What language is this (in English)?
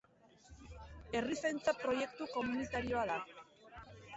Basque